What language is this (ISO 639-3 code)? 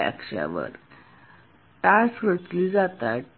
mar